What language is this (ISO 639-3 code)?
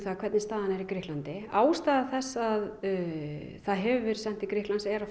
isl